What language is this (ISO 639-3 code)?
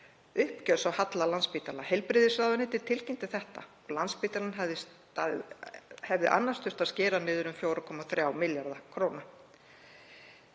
isl